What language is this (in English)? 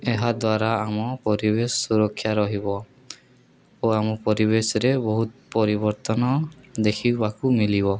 Odia